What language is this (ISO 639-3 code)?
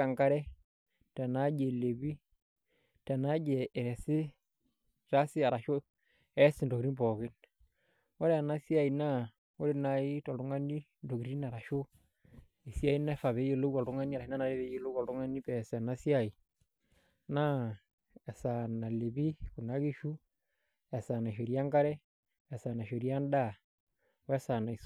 mas